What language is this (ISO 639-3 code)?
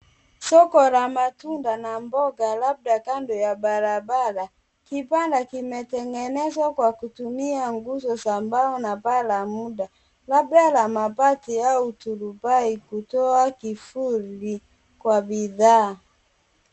swa